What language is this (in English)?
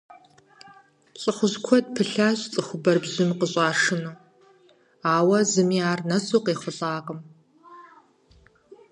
Kabardian